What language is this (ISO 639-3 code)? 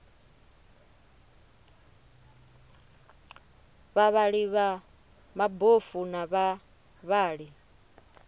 ven